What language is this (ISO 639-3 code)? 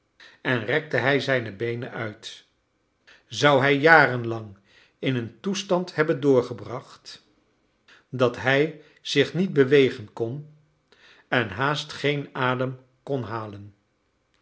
nld